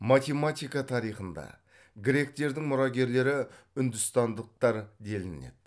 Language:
Kazakh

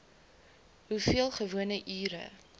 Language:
Afrikaans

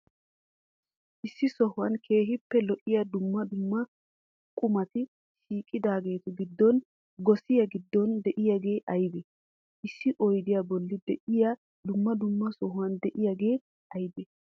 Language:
Wolaytta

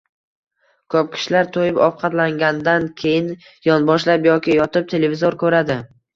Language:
Uzbek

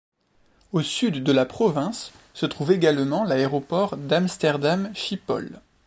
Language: French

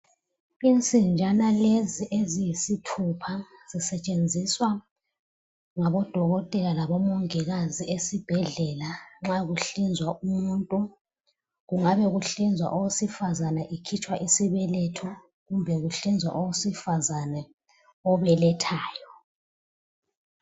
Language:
North Ndebele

